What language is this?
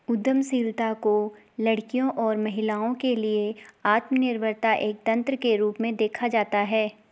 Hindi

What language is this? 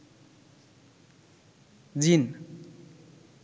Bangla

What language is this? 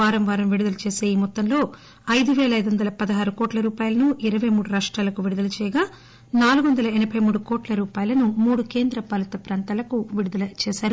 Telugu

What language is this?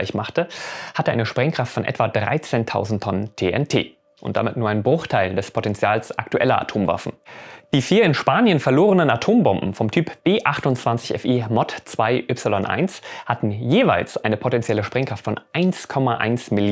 German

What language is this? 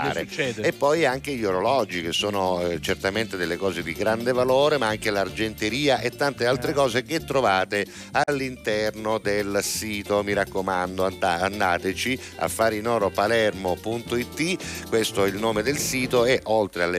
Italian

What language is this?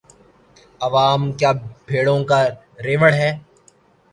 Urdu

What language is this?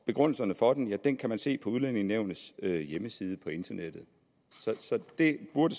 Danish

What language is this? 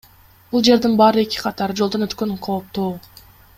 Kyrgyz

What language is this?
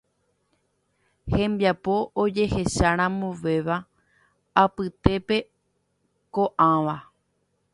Guarani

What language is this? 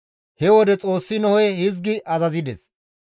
Gamo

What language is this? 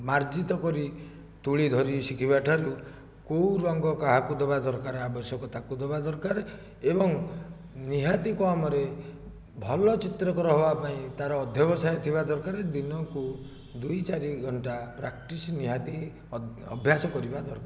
Odia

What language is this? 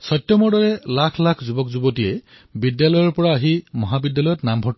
Assamese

